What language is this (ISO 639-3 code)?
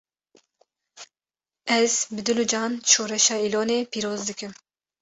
kur